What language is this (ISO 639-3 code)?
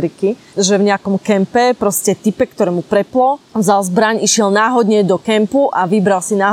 slk